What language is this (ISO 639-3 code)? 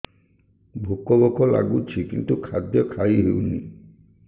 ori